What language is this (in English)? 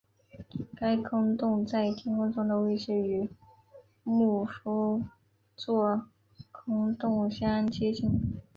Chinese